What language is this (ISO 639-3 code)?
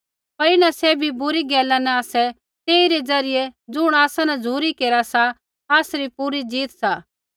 kfx